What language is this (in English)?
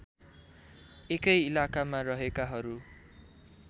Nepali